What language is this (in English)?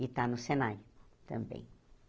Portuguese